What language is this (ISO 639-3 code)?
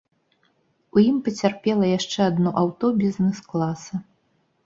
bel